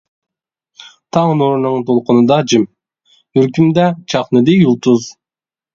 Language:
Uyghur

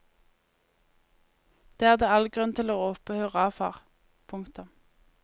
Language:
Norwegian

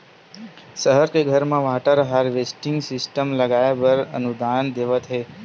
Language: Chhattisgarhi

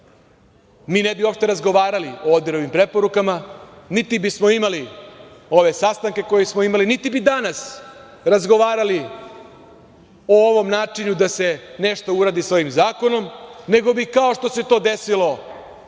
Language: Serbian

